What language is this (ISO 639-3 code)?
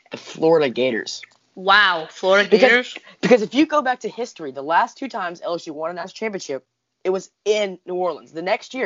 eng